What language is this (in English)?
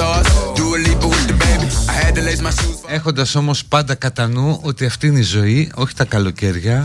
Greek